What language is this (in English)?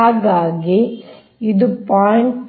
Kannada